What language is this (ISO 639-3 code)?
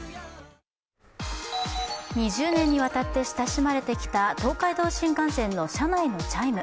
jpn